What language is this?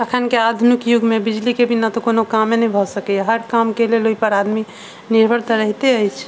Maithili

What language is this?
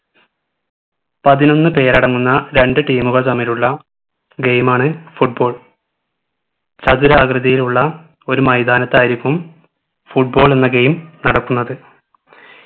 Malayalam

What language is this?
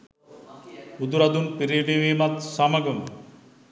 Sinhala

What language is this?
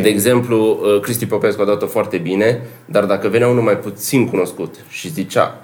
Romanian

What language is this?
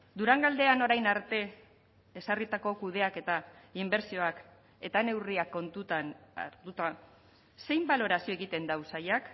Basque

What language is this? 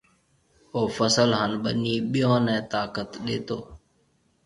Marwari (Pakistan)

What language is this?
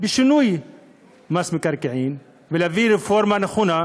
Hebrew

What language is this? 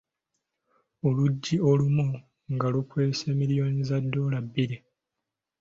Ganda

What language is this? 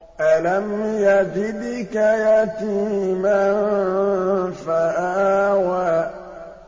Arabic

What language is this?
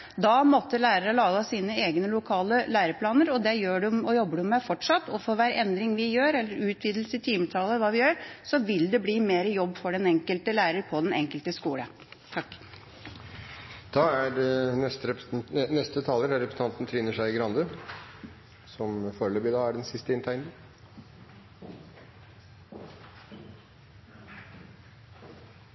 Norwegian Bokmål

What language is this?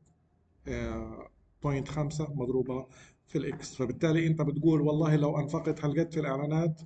Arabic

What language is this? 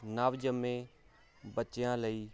Punjabi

